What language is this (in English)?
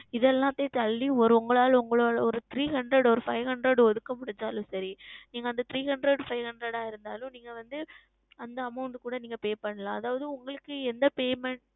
Tamil